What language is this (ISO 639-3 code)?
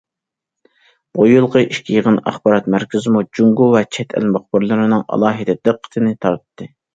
uig